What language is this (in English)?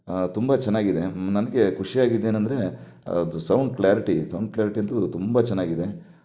Kannada